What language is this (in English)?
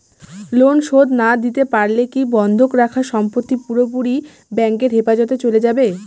Bangla